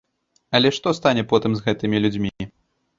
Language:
Belarusian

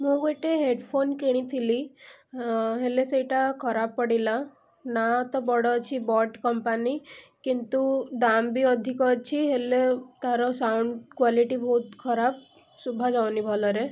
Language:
Odia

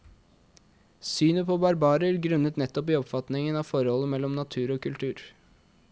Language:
Norwegian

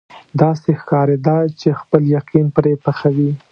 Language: Pashto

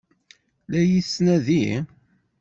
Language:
Kabyle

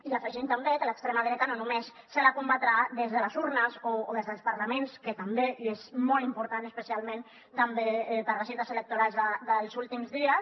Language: Catalan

